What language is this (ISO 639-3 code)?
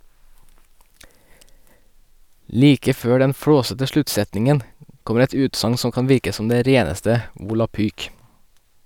nor